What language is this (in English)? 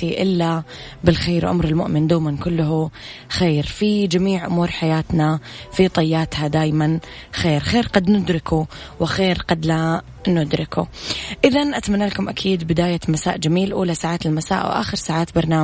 Arabic